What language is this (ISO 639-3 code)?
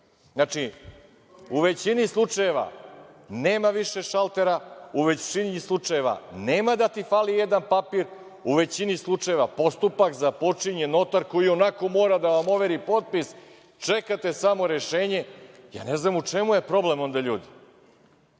srp